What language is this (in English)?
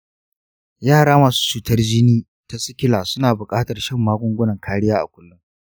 Hausa